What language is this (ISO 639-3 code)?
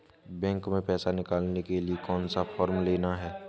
hin